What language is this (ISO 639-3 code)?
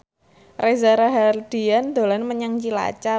jav